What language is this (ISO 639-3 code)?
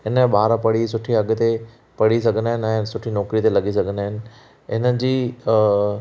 snd